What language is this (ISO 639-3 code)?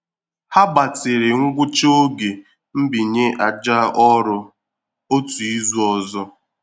ibo